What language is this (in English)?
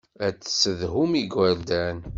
Kabyle